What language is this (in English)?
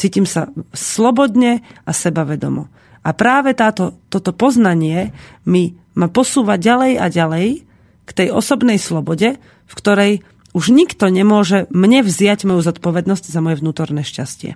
Slovak